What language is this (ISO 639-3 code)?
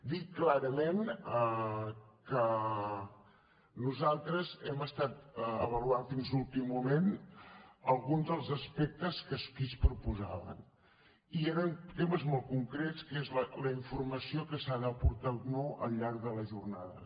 cat